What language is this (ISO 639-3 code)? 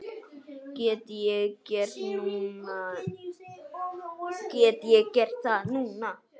isl